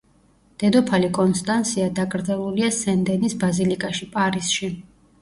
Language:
Georgian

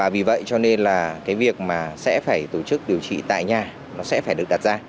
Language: Vietnamese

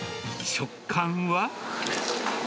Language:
Japanese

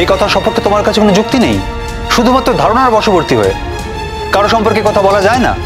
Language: Bangla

